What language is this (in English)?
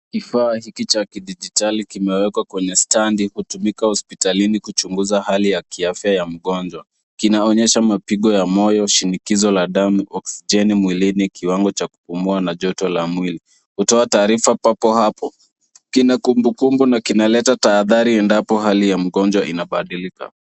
Swahili